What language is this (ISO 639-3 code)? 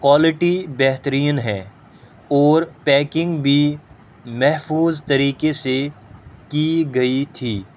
urd